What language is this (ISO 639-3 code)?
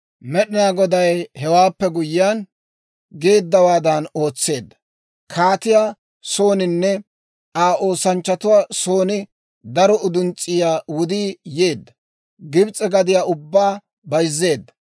dwr